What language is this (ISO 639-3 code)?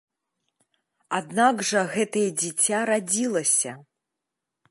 bel